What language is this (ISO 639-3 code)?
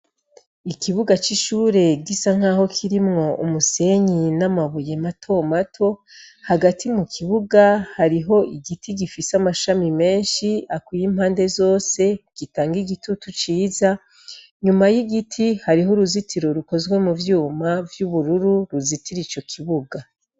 run